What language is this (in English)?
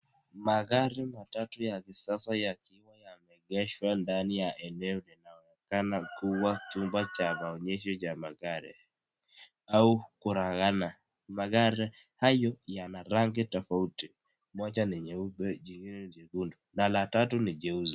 Swahili